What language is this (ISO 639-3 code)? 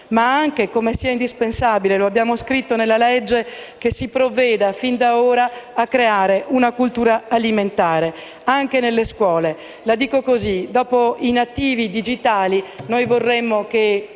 ita